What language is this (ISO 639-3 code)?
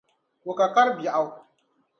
dag